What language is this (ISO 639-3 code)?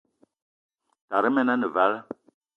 eto